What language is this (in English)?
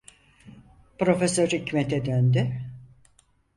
Turkish